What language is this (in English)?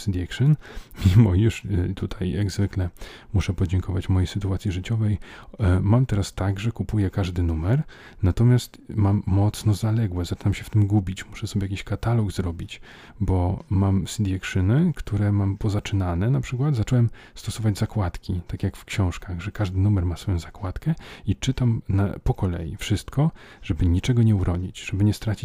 Polish